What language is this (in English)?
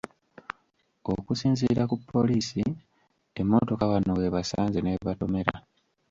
Ganda